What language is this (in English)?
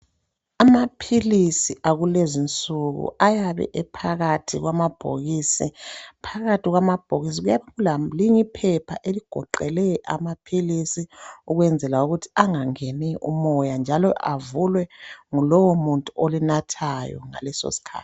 North Ndebele